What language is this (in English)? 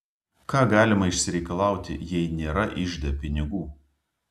Lithuanian